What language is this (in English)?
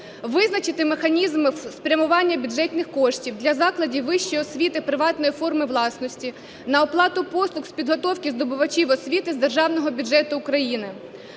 Ukrainian